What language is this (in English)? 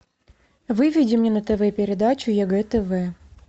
Russian